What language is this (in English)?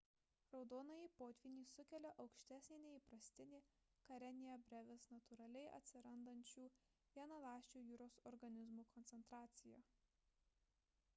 Lithuanian